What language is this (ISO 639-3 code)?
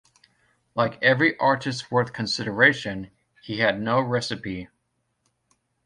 eng